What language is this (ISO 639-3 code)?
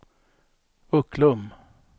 swe